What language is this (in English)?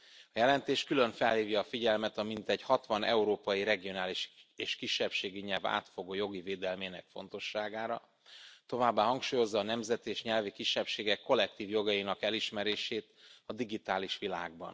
Hungarian